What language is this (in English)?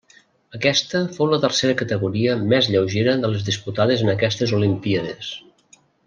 Catalan